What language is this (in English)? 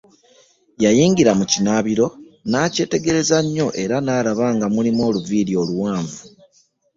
Ganda